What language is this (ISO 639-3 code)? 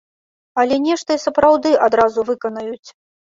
bel